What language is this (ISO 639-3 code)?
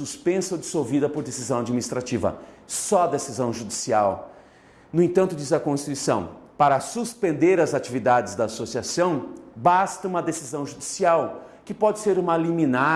por